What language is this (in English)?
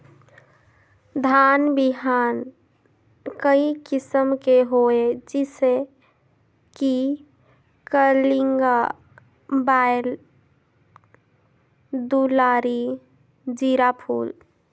Chhattisgarhi